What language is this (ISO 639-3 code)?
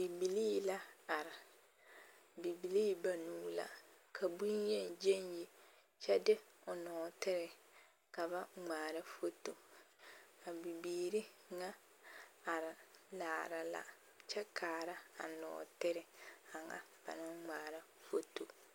dga